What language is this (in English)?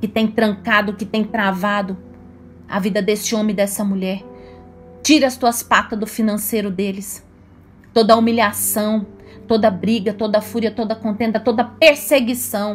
Portuguese